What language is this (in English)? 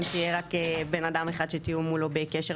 Hebrew